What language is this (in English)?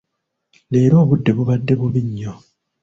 Ganda